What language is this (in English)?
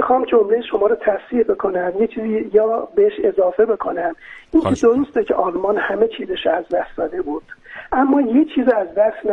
Persian